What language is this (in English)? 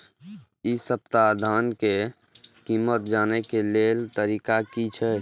Maithili